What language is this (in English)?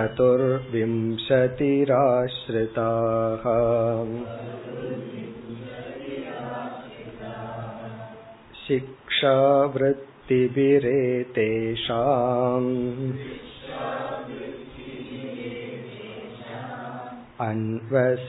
Tamil